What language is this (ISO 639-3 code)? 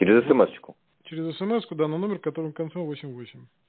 rus